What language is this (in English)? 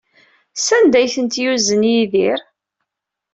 Kabyle